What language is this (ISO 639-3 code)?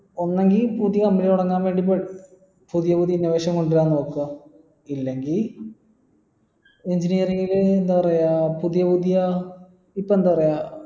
mal